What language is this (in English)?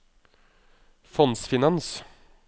Norwegian